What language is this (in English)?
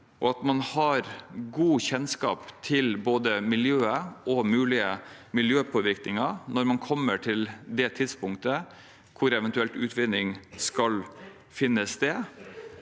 Norwegian